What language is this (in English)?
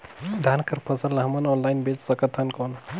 Chhattisgarhi